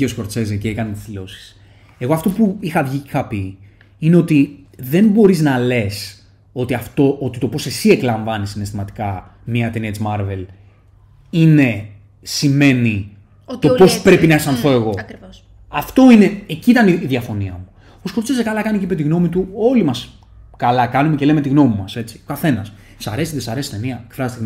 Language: Greek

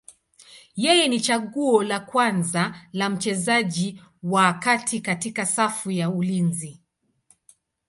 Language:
Swahili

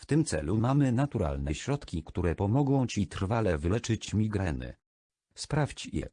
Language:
Polish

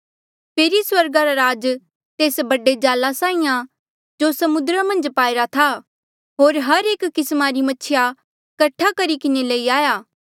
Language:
Mandeali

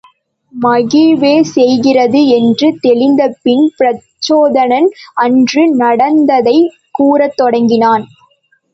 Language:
Tamil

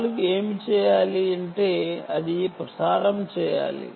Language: Telugu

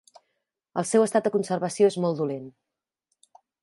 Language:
Catalan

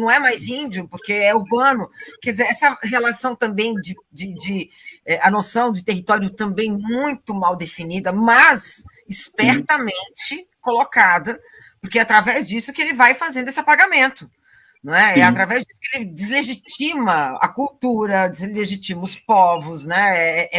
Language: Portuguese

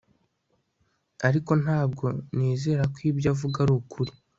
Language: Kinyarwanda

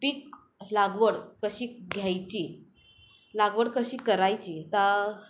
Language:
Marathi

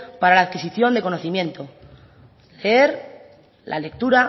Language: Spanish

